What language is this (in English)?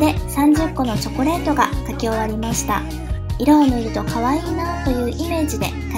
Japanese